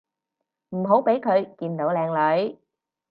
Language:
Cantonese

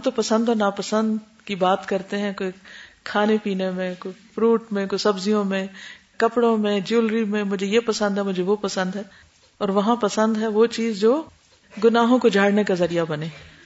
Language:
Urdu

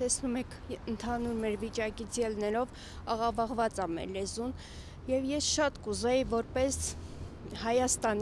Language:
Romanian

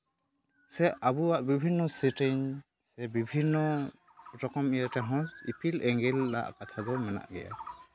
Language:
Santali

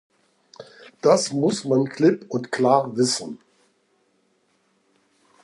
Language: German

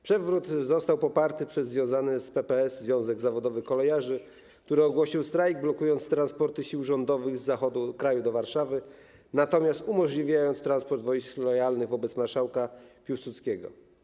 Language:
Polish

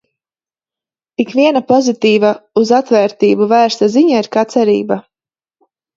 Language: Latvian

